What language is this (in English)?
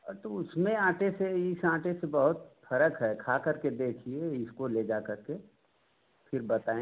Hindi